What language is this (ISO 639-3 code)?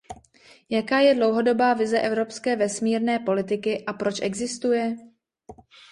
ces